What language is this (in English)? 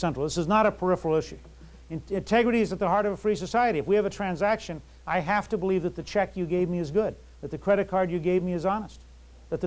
English